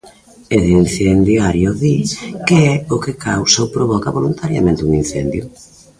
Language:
Galician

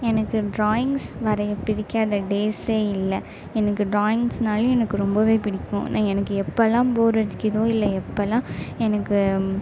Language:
Tamil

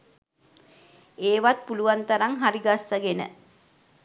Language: Sinhala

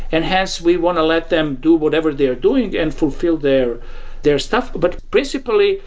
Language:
English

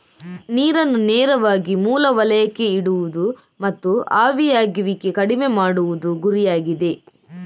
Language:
Kannada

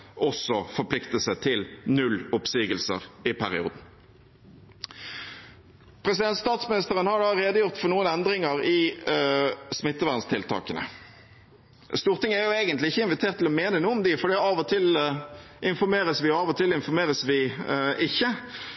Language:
Norwegian Bokmål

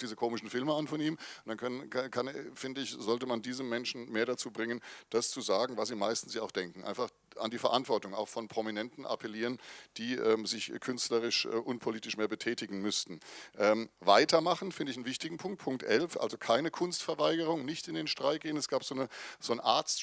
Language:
German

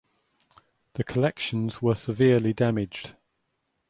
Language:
English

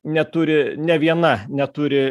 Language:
Lithuanian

